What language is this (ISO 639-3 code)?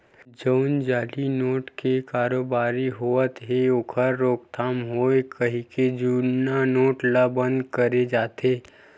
hne